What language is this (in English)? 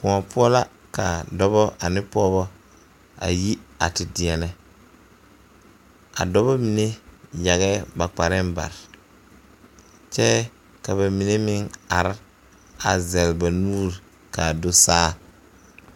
Southern Dagaare